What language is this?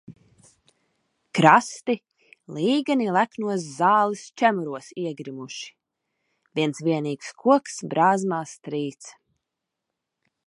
Latvian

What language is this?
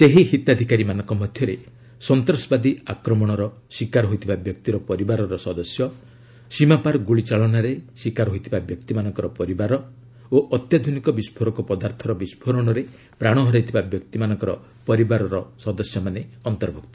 Odia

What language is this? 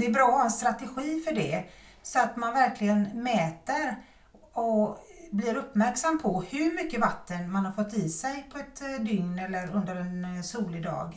Swedish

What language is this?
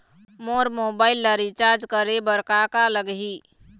Chhattisgarhi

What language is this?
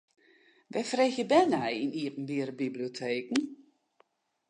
Western Frisian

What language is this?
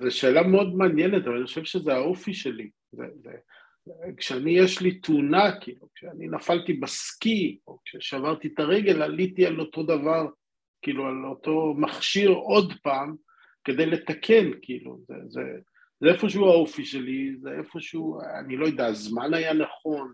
Hebrew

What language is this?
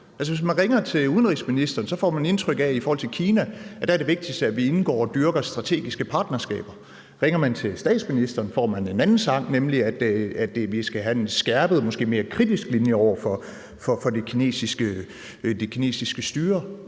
Danish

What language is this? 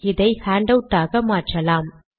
Tamil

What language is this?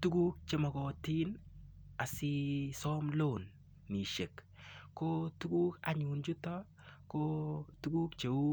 Kalenjin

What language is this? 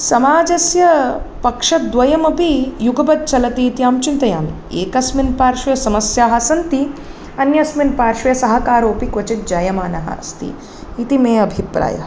Sanskrit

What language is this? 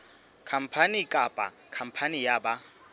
Southern Sotho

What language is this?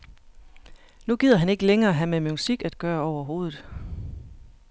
Danish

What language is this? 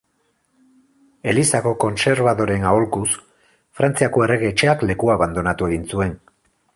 Basque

